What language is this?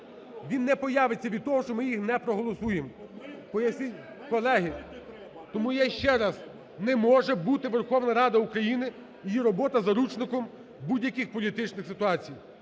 Ukrainian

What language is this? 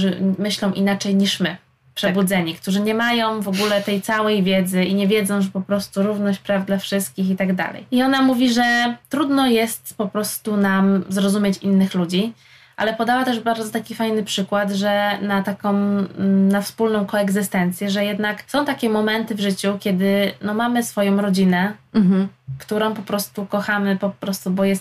Polish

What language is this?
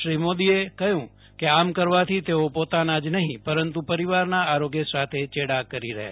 Gujarati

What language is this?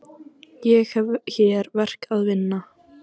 Icelandic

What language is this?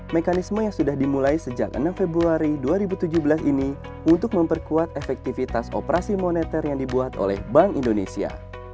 Indonesian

